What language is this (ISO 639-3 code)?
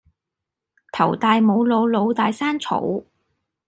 yue